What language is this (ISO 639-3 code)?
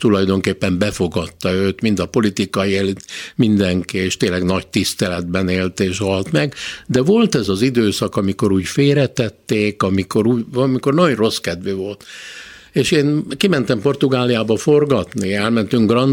hun